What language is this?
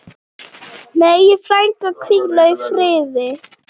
Icelandic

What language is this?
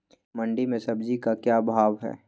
Magahi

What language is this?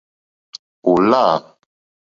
Mokpwe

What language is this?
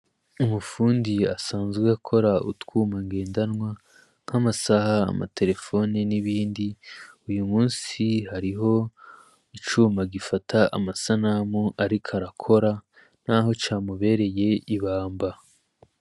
Rundi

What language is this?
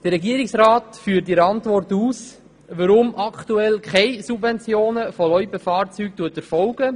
Swiss German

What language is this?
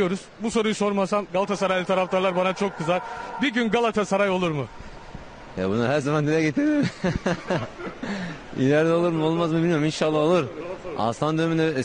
Turkish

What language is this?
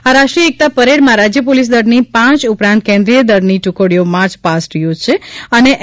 Gujarati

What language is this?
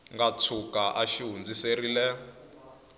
Tsonga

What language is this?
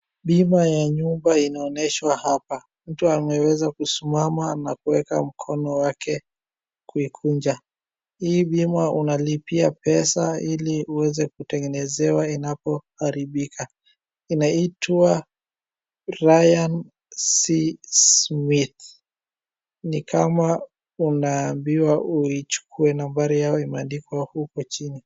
Swahili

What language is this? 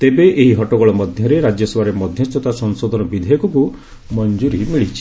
Odia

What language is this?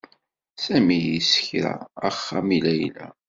Kabyle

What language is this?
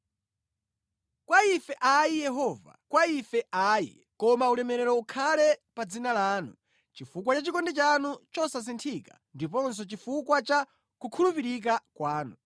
Nyanja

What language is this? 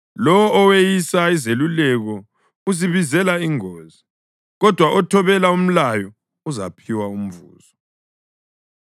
North Ndebele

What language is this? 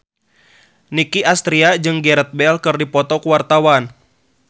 Sundanese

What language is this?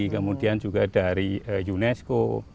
Indonesian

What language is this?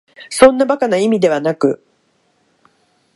Japanese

